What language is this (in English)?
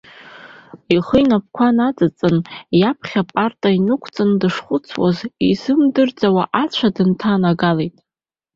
Abkhazian